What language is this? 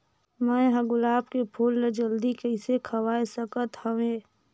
Chhattisgarhi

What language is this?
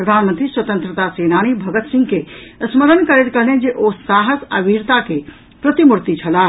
Maithili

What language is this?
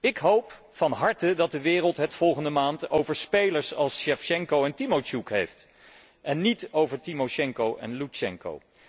Dutch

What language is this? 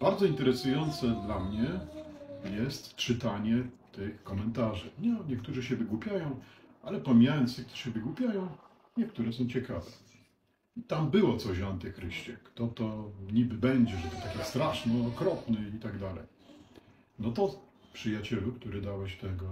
Polish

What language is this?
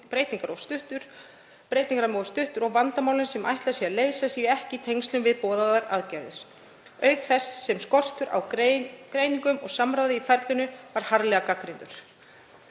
Icelandic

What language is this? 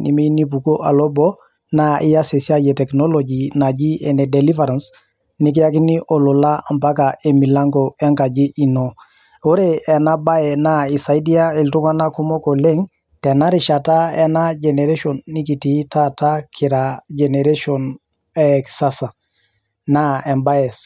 Masai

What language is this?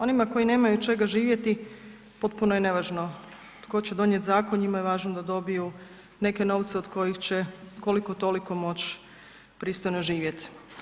Croatian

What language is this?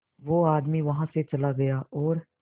Hindi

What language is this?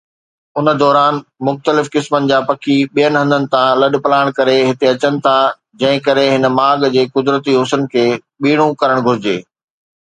Sindhi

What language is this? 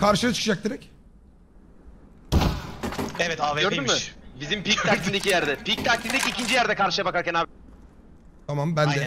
Turkish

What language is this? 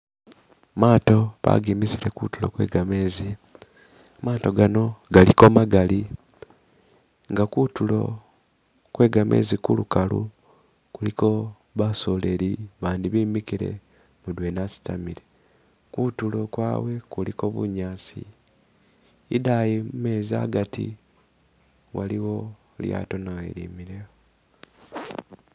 Masaaba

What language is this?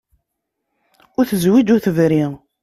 Kabyle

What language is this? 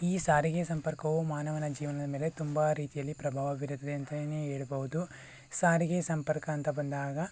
Kannada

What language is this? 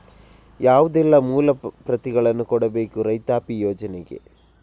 Kannada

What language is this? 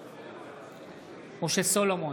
Hebrew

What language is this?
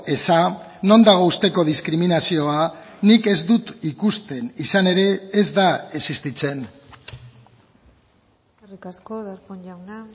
Basque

